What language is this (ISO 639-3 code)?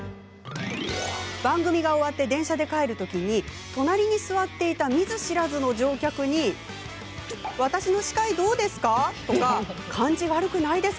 jpn